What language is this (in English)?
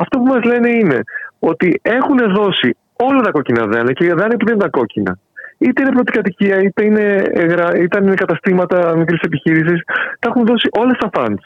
Greek